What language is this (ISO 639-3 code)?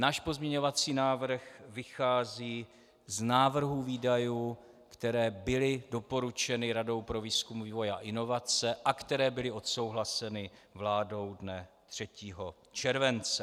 ces